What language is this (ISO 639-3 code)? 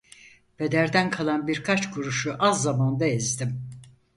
tur